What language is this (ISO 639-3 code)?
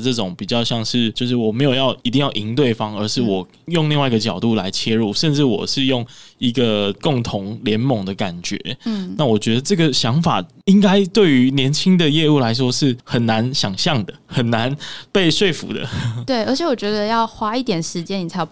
zho